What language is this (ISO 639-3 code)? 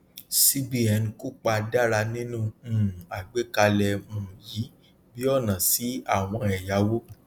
yor